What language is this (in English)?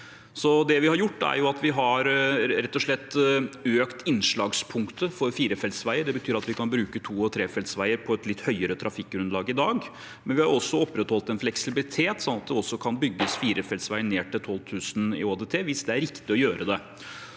Norwegian